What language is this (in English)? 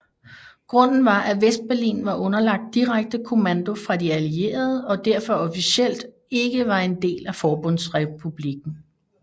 Danish